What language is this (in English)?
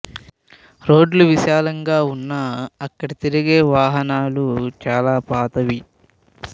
Telugu